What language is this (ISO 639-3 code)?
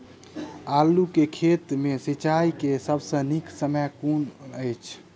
mai